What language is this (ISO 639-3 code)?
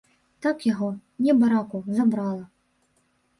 bel